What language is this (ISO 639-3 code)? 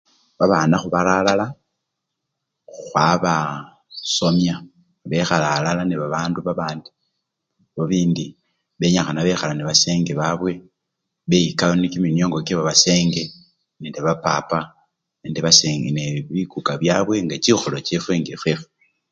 luy